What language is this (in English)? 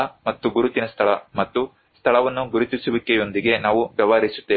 Kannada